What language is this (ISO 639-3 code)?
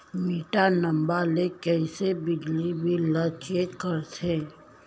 hne